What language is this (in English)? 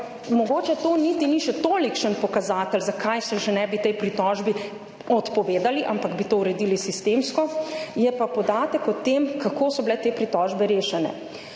Slovenian